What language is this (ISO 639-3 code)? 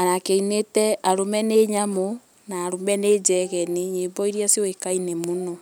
kik